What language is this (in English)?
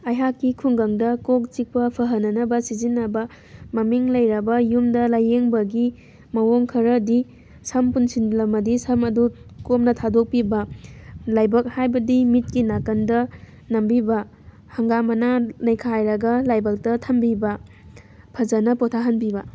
Manipuri